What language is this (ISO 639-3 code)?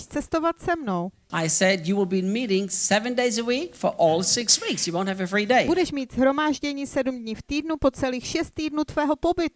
ces